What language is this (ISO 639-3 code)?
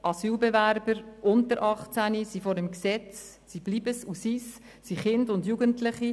gsw